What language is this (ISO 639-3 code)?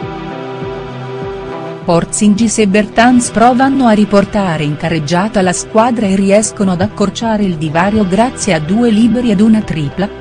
ita